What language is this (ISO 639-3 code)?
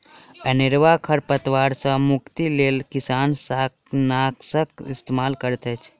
mai